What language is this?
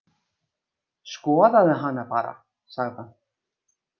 Icelandic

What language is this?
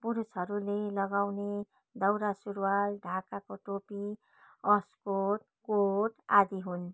Nepali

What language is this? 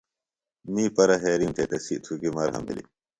Phalura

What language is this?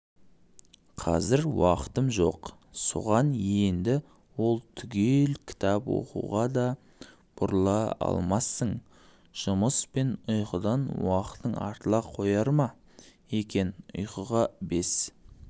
Kazakh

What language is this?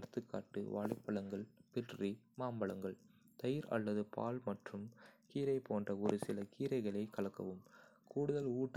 Kota (India)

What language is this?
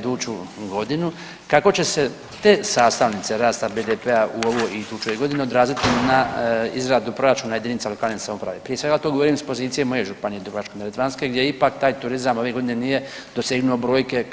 Croatian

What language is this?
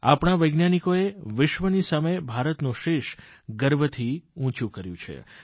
Gujarati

